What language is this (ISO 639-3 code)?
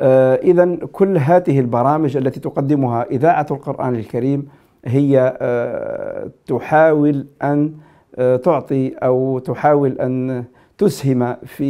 ara